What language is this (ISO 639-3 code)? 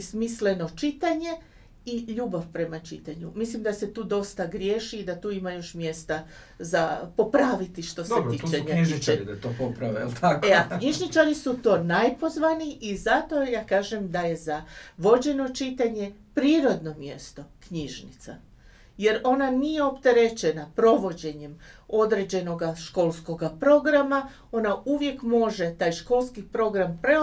hrv